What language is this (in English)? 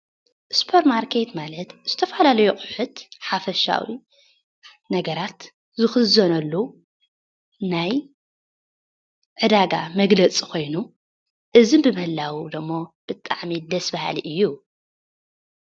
Tigrinya